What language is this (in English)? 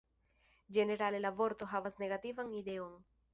Esperanto